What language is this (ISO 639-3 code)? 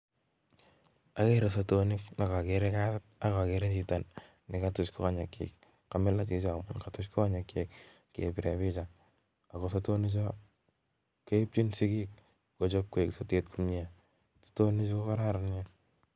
kln